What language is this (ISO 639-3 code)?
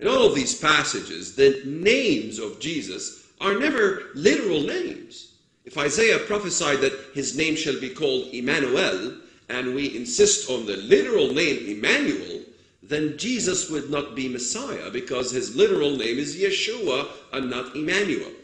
eng